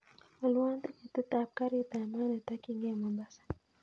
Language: Kalenjin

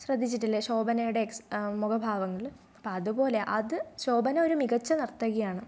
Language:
Malayalam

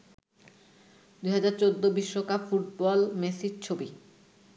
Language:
Bangla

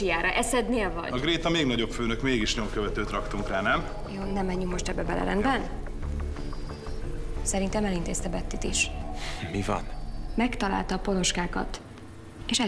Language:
Hungarian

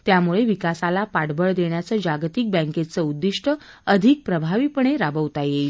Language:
Marathi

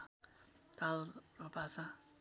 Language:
Nepali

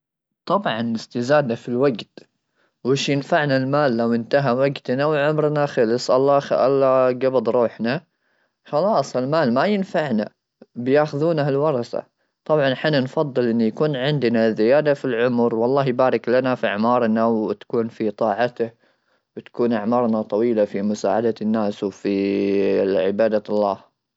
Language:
Gulf Arabic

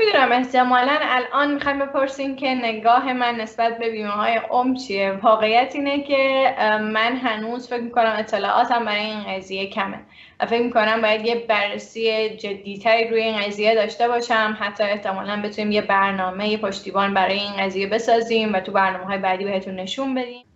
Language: Persian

